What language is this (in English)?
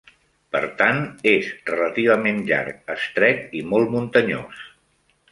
Catalan